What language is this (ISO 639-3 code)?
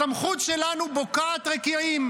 heb